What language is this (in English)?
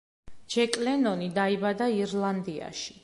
Georgian